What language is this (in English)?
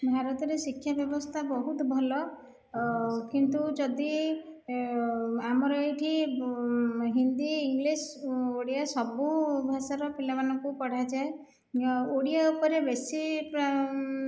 Odia